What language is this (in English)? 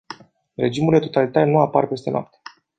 Romanian